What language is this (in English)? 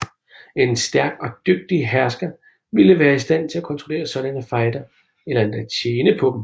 Danish